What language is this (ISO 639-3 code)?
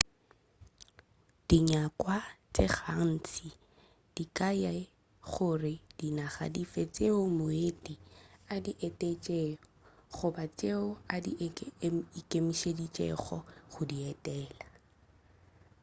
nso